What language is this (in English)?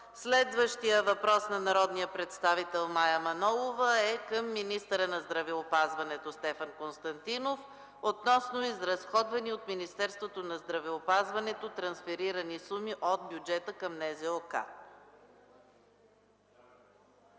Bulgarian